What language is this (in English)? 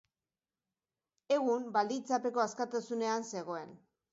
Basque